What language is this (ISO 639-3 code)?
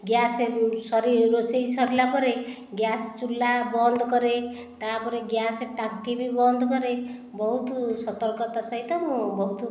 ori